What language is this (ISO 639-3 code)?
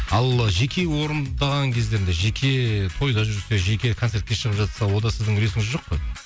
kaz